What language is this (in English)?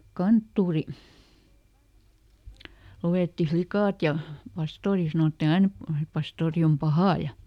Finnish